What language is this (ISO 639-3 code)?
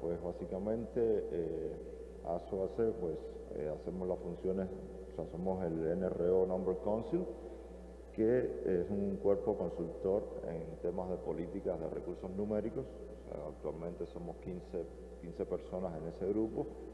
spa